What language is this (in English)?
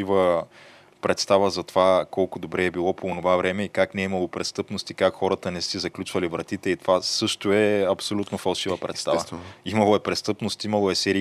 Bulgarian